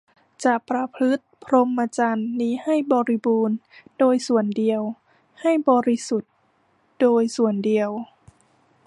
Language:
Thai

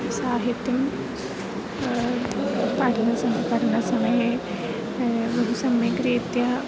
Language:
Sanskrit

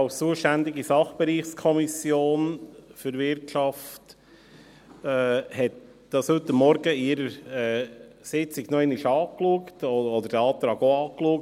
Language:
Swiss German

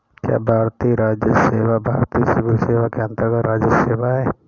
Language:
Hindi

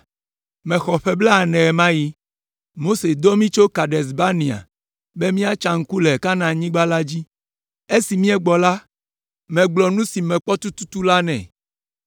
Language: Ewe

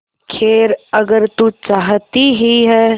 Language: Hindi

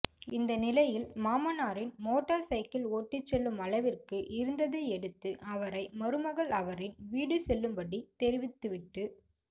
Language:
Tamil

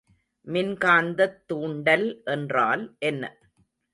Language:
Tamil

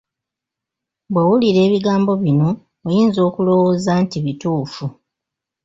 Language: Ganda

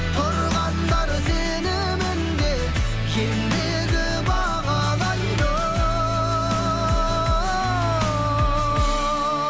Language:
Kazakh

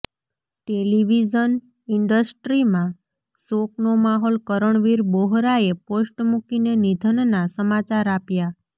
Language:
Gujarati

